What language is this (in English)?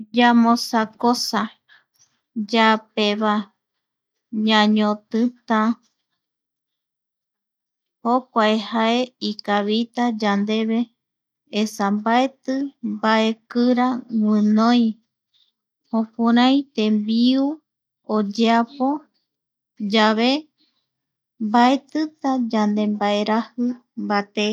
Eastern Bolivian Guaraní